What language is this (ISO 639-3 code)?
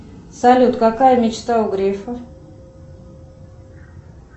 rus